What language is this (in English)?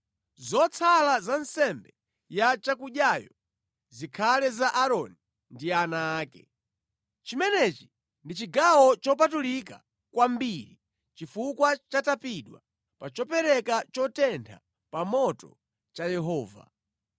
Nyanja